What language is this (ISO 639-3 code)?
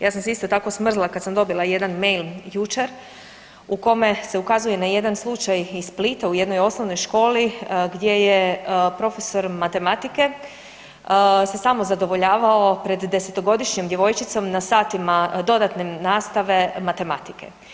hrv